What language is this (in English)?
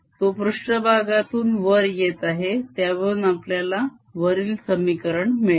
Marathi